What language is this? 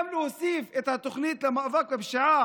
Hebrew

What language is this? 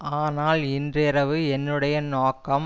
Tamil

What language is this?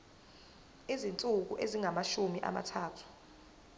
Zulu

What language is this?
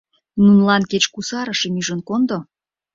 Mari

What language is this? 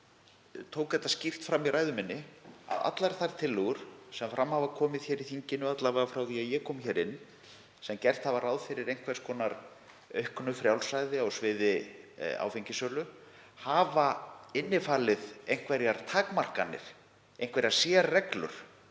Icelandic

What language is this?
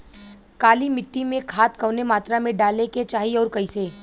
Bhojpuri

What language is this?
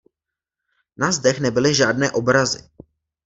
Czech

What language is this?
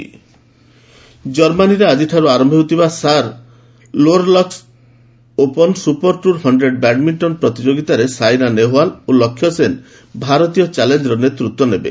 Odia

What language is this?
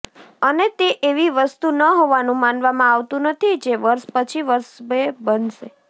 Gujarati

